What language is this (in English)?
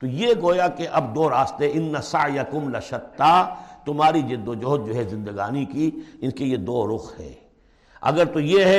Urdu